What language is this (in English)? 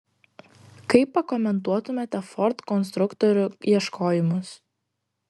Lithuanian